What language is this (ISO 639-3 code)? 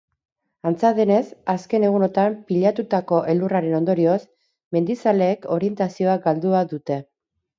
eus